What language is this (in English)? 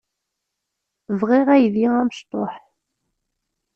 Kabyle